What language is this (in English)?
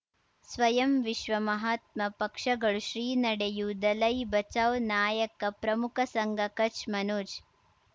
Kannada